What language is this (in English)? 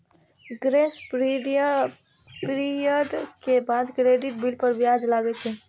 Maithili